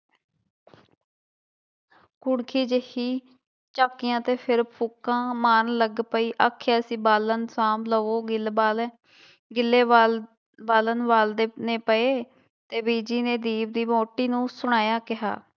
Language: Punjabi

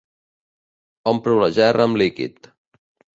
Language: Catalan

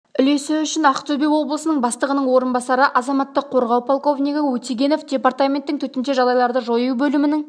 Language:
Kazakh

